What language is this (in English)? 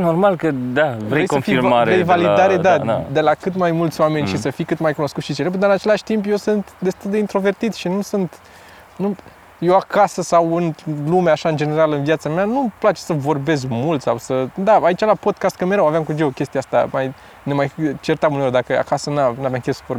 Romanian